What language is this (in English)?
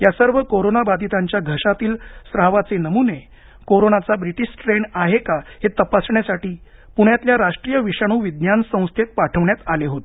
Marathi